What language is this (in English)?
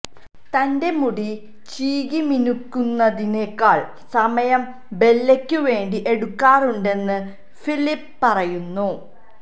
Malayalam